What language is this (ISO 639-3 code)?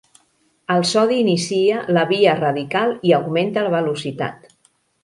cat